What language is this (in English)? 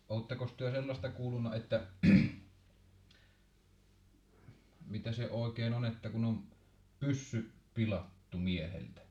Finnish